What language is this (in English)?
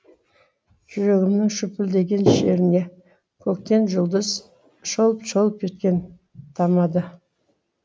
Kazakh